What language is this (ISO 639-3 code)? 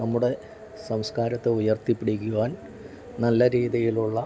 mal